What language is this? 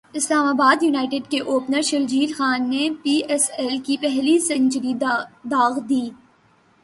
Urdu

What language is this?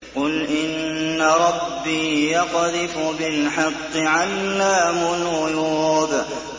Arabic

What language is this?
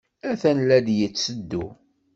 Kabyle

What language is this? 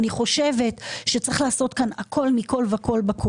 Hebrew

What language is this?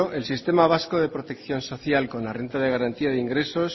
Spanish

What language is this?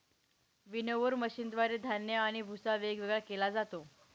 Marathi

